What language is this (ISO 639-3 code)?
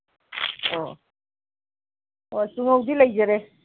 mni